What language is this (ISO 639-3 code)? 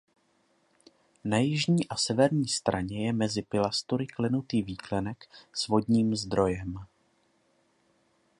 ces